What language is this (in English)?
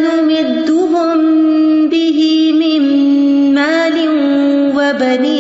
Urdu